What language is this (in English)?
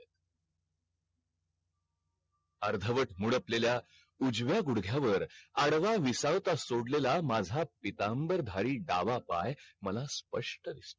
Marathi